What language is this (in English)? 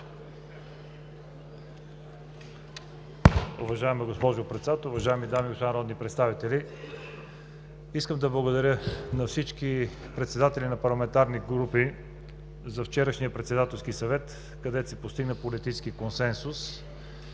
Bulgarian